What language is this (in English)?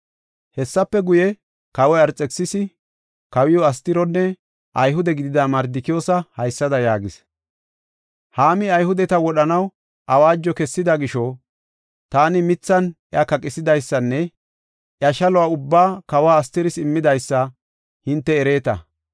Gofa